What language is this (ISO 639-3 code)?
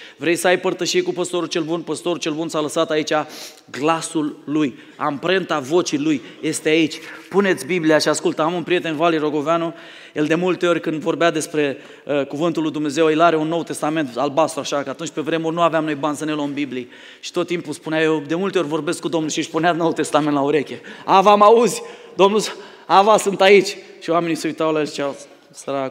ron